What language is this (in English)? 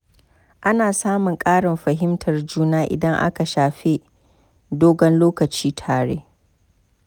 Hausa